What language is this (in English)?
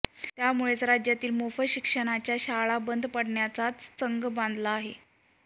Marathi